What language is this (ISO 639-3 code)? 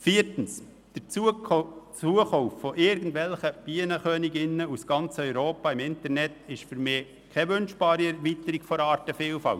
gsw